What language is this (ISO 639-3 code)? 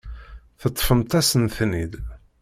kab